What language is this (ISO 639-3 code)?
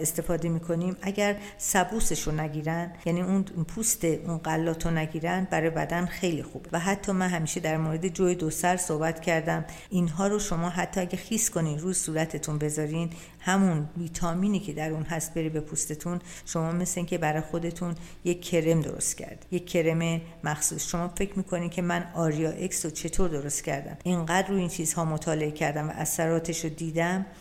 fas